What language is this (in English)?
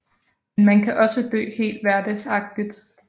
Danish